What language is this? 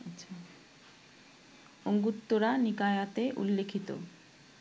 Bangla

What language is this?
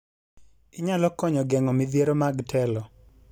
Luo (Kenya and Tanzania)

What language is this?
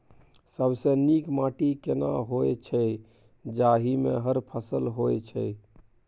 Maithili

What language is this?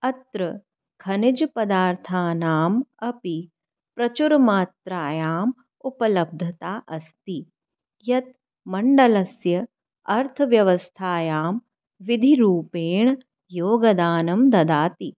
Sanskrit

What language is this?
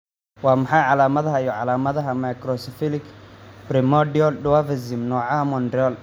Somali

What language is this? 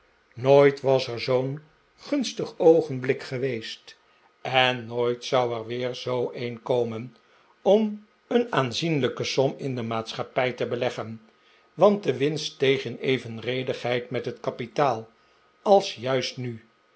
Dutch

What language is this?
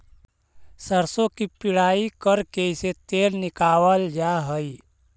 Magahi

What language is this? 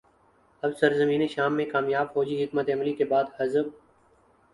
Urdu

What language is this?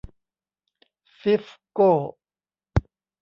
Thai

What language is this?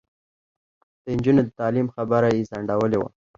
Pashto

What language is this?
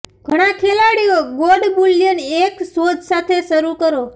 Gujarati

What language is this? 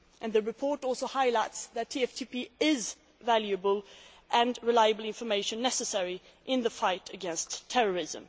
English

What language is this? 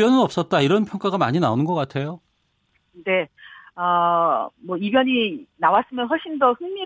Korean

